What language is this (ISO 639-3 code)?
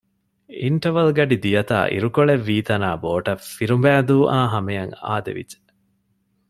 div